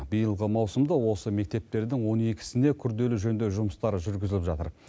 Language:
Kazakh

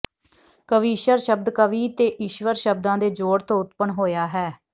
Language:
Punjabi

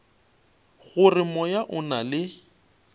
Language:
Northern Sotho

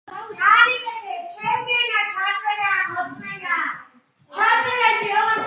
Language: Georgian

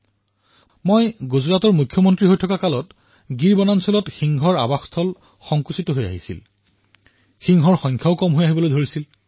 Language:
Assamese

